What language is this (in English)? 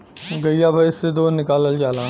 Bhojpuri